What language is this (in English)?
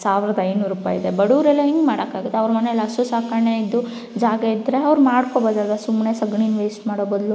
Kannada